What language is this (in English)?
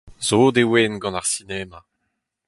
Breton